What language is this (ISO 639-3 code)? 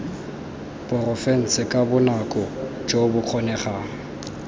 tsn